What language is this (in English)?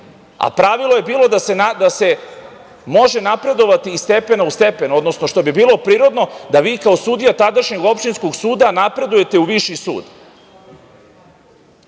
Serbian